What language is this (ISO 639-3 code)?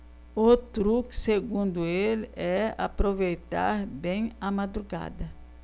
por